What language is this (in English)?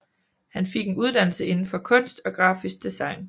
Danish